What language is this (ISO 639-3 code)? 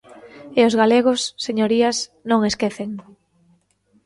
glg